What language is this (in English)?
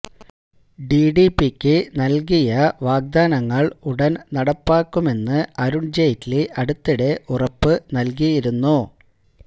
Malayalam